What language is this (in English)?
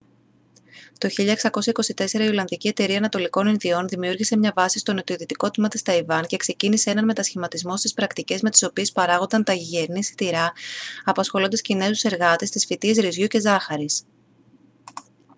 Greek